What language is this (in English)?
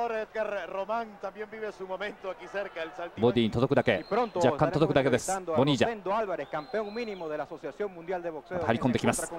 Japanese